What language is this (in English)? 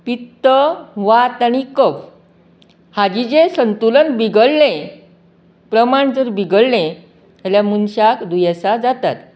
Konkani